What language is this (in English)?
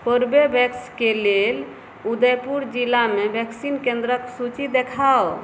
Maithili